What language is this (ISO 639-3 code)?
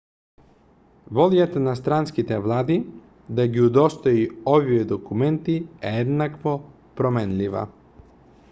mkd